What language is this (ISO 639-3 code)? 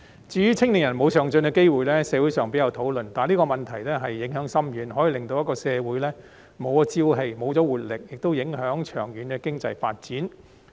yue